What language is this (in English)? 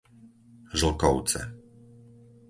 Slovak